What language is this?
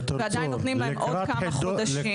Hebrew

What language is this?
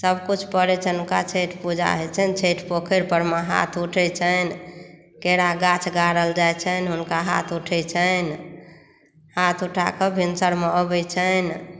Maithili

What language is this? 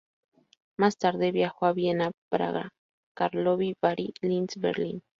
Spanish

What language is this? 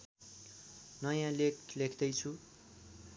Nepali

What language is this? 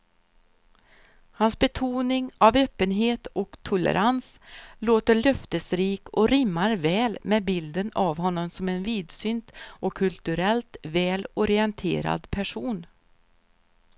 Swedish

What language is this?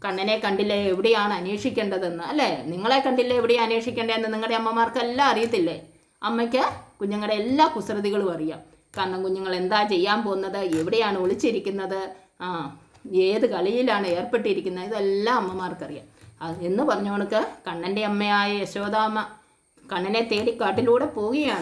Hindi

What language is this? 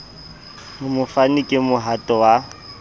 Southern Sotho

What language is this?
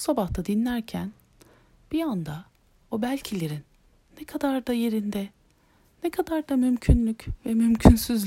Turkish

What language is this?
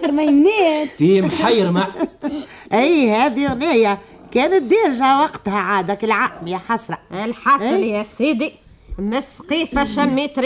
Arabic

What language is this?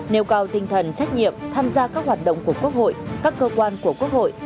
Vietnamese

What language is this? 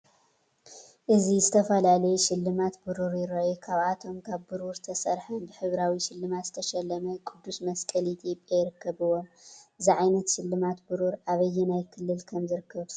Tigrinya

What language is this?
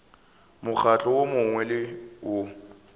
Northern Sotho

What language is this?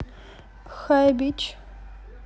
Russian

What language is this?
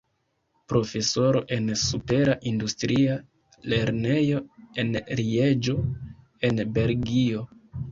Esperanto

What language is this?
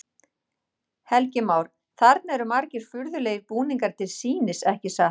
Icelandic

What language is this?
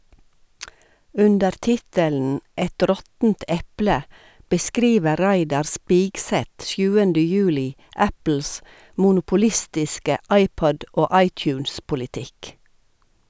Norwegian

